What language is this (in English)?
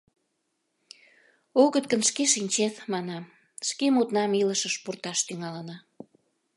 Mari